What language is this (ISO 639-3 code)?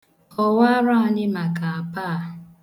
ibo